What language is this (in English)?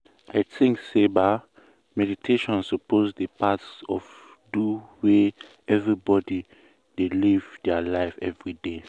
Nigerian Pidgin